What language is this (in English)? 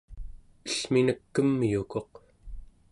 Central Yupik